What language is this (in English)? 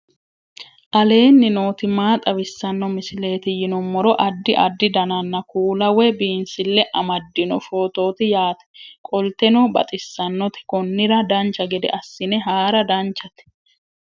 Sidamo